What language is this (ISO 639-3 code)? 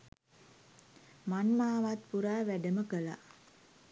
sin